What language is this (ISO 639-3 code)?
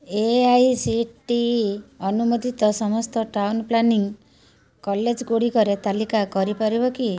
ori